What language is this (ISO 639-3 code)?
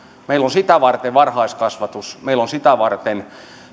fin